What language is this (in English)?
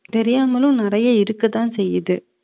Tamil